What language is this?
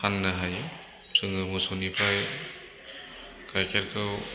Bodo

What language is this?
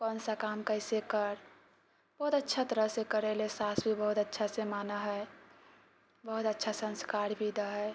Maithili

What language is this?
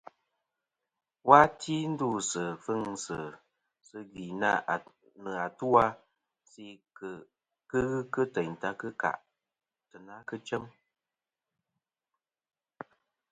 Kom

